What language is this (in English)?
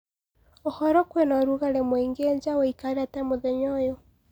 Kikuyu